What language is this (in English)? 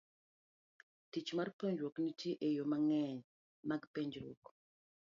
Luo (Kenya and Tanzania)